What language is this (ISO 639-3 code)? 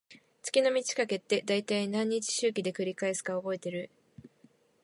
jpn